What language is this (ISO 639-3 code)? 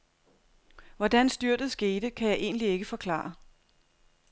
dan